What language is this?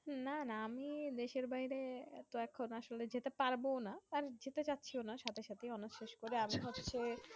Bangla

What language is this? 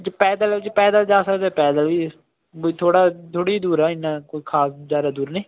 Punjabi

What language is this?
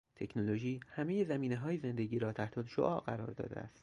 Persian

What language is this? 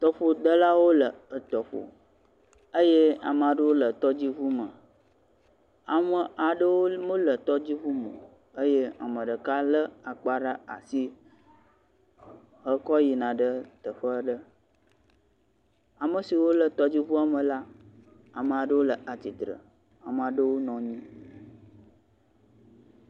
Ewe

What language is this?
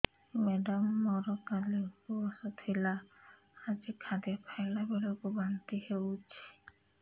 Odia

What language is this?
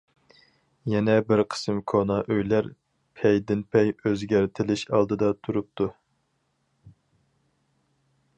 Uyghur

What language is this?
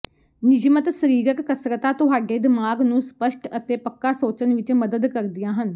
Punjabi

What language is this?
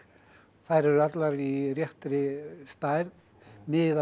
Icelandic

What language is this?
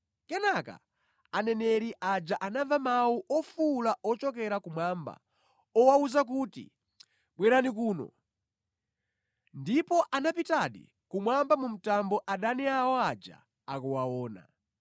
Nyanja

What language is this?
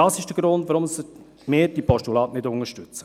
Swiss German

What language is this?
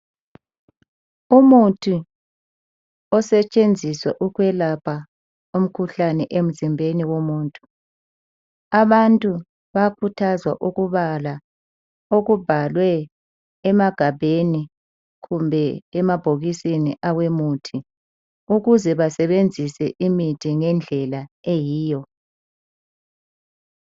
North Ndebele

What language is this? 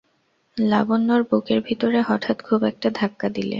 Bangla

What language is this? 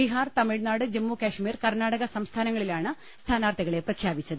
Malayalam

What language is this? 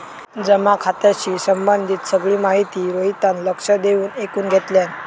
Marathi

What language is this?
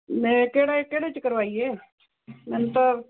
Punjabi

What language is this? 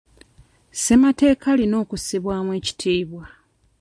Ganda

